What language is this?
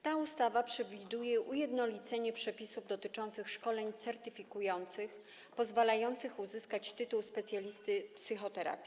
Polish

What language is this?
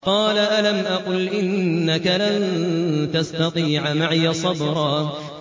Arabic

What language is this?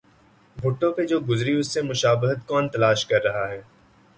Urdu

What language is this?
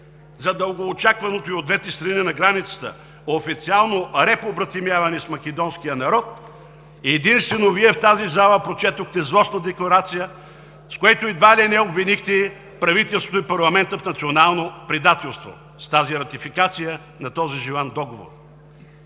Bulgarian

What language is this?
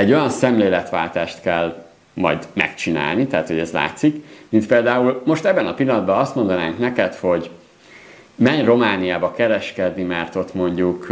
Hungarian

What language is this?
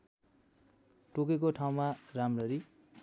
Nepali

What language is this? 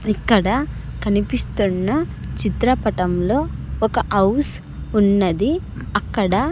Telugu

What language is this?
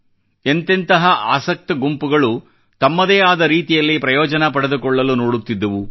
Kannada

